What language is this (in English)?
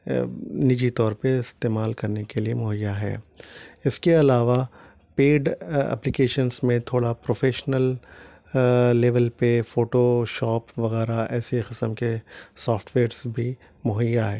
Urdu